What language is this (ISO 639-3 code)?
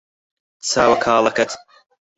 ckb